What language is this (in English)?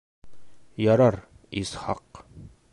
Bashkir